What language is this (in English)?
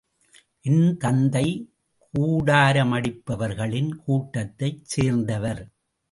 Tamil